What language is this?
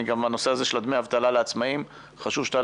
Hebrew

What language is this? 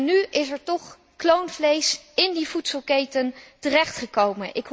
Dutch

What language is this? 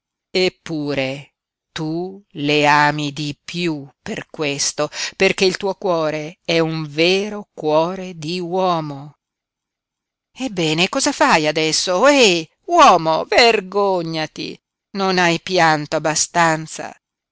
Italian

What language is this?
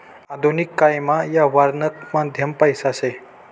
Marathi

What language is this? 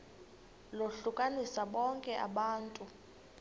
Xhosa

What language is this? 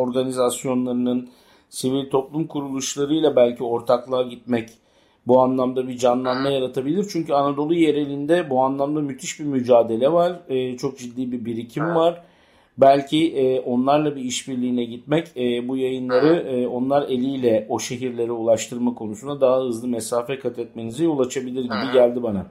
Turkish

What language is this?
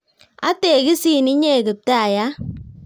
Kalenjin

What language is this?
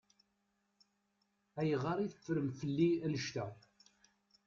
Kabyle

